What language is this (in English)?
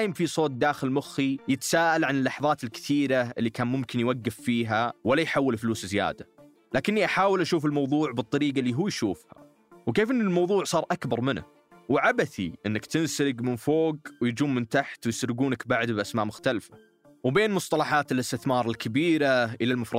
Arabic